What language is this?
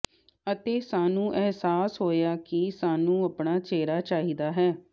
Punjabi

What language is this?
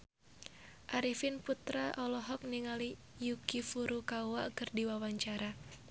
Sundanese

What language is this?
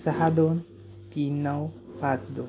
Marathi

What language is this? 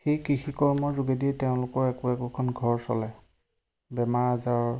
Assamese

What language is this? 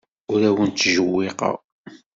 Kabyle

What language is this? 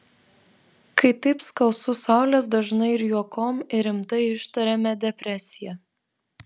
Lithuanian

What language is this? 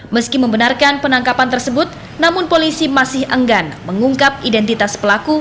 Indonesian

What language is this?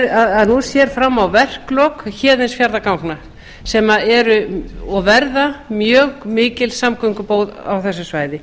Icelandic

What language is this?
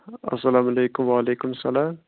Kashmiri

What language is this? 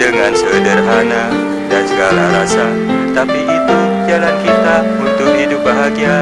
Indonesian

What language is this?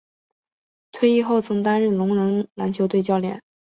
Chinese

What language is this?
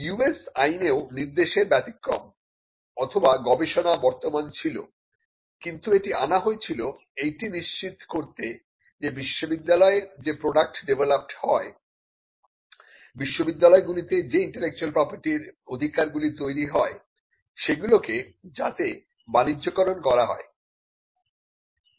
Bangla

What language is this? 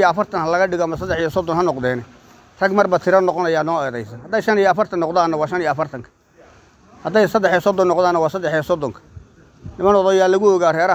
Arabic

